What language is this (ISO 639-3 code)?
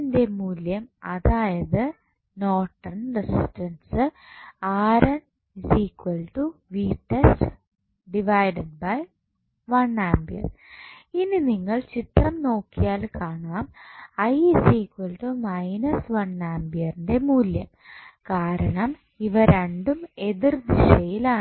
mal